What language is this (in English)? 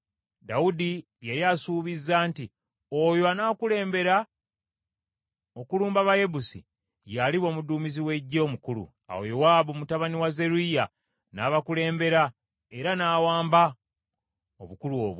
Ganda